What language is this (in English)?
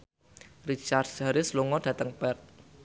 Javanese